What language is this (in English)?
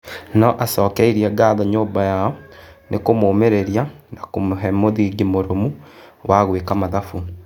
Kikuyu